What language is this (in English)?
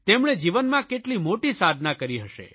Gujarati